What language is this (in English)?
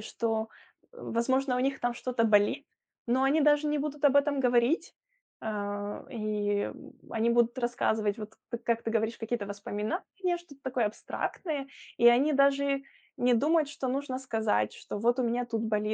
Russian